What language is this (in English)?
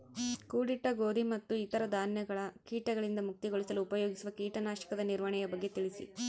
Kannada